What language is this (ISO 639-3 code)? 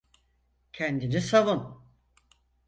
tur